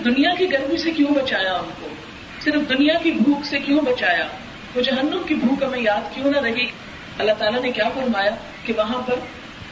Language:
Urdu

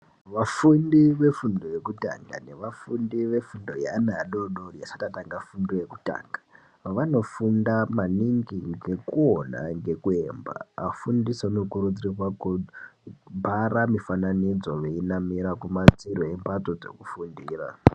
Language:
Ndau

